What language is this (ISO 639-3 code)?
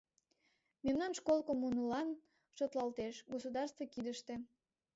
chm